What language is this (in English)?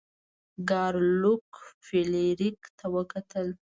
Pashto